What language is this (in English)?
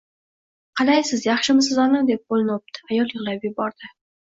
Uzbek